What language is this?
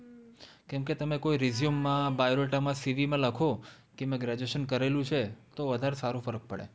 Gujarati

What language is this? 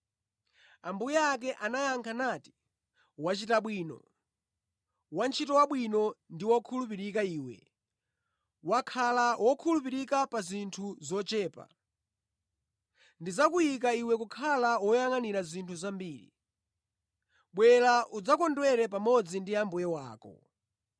Nyanja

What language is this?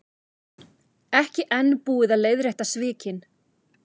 Icelandic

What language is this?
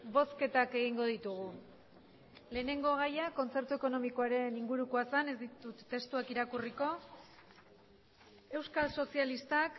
Basque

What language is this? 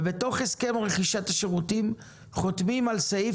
Hebrew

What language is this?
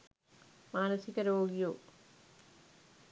Sinhala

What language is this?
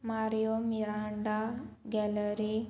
Konkani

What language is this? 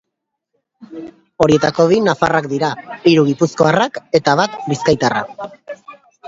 Basque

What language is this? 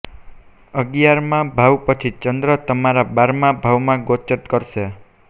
Gujarati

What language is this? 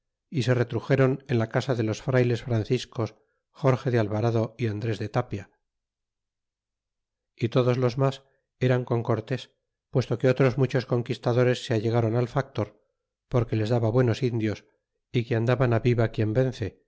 Spanish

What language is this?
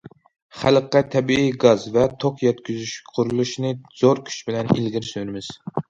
Uyghur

